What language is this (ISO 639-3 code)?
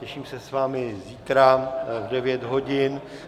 ces